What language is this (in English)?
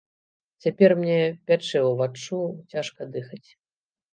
Belarusian